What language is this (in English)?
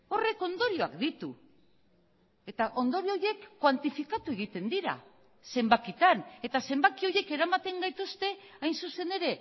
Basque